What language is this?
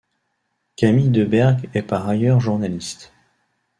French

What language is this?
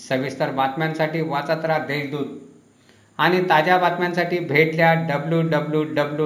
Marathi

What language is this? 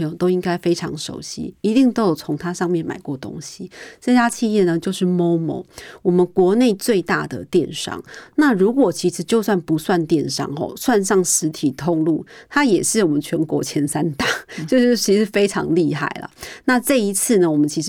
Chinese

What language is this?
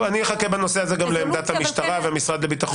Hebrew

